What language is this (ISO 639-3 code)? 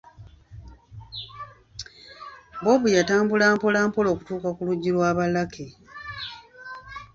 lug